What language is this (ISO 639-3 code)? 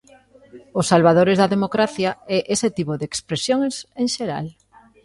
glg